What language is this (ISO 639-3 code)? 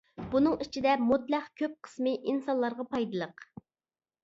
uig